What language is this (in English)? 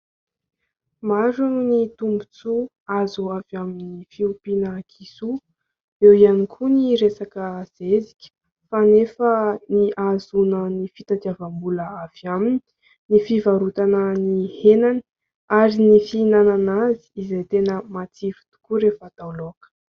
Malagasy